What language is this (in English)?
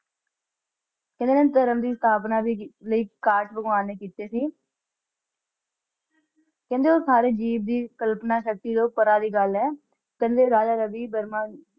Punjabi